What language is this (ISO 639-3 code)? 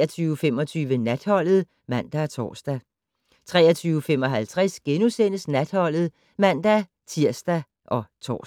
dan